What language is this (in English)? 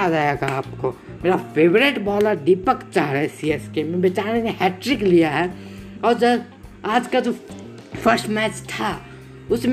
Hindi